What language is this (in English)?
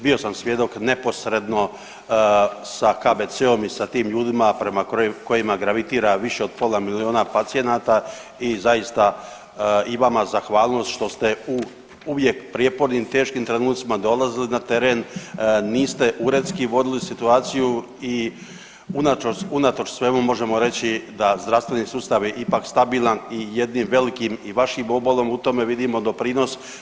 Croatian